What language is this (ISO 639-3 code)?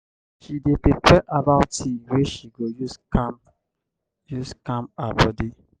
pcm